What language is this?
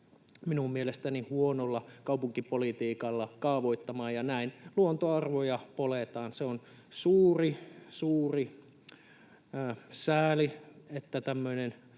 Finnish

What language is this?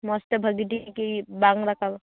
Santali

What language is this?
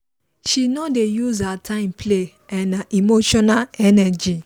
Nigerian Pidgin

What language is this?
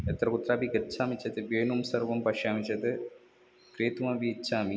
Sanskrit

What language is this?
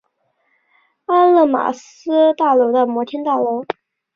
Chinese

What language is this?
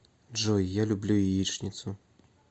Russian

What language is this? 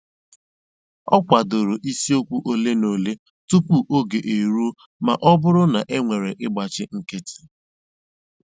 Igbo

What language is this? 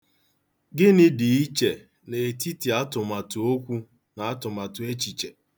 Igbo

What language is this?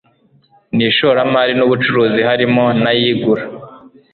Kinyarwanda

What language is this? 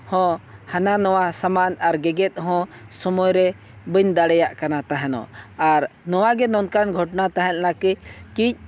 Santali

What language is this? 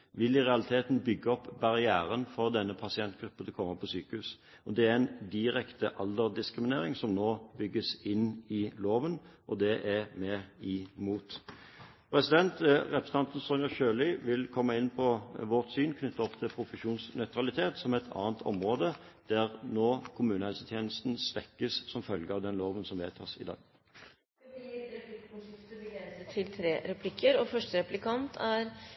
Norwegian Bokmål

